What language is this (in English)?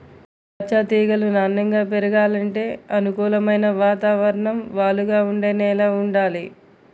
Telugu